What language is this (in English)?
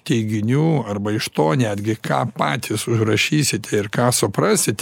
Lithuanian